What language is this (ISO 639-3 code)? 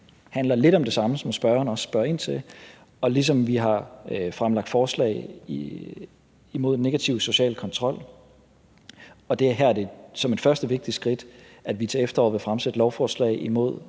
dan